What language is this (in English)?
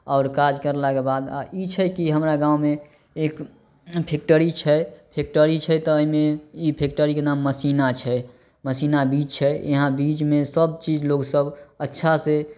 Maithili